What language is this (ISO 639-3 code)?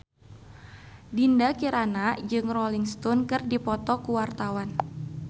sun